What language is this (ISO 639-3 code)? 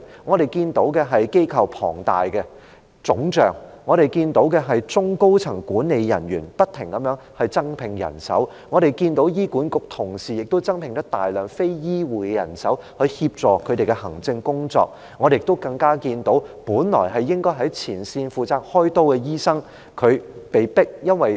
yue